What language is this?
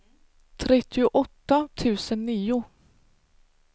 Swedish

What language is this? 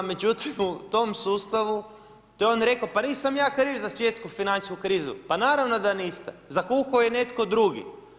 Croatian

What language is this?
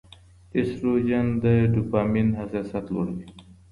Pashto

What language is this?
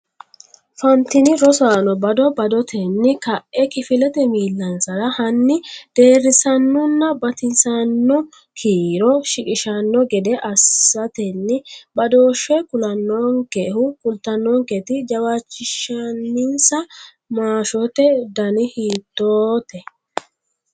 Sidamo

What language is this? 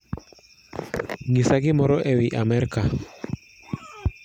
Luo (Kenya and Tanzania)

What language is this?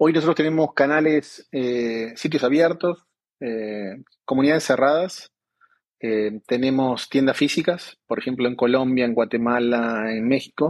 Spanish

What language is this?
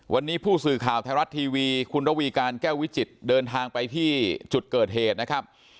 Thai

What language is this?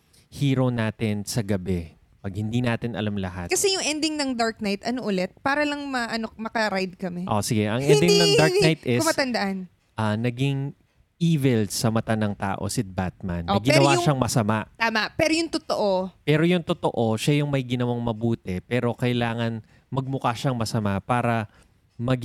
Filipino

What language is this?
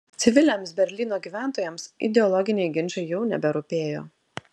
Lithuanian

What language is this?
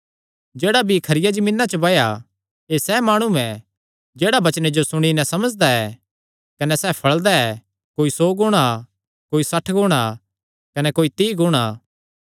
Kangri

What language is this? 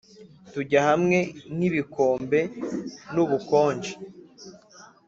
Kinyarwanda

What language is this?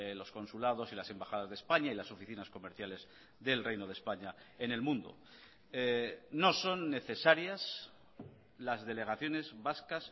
Spanish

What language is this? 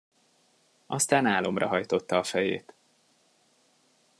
Hungarian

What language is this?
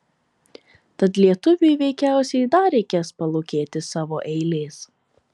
Lithuanian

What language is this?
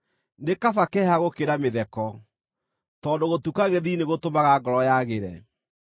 Kikuyu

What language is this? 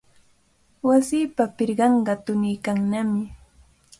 Cajatambo North Lima Quechua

